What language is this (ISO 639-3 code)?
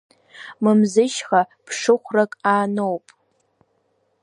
abk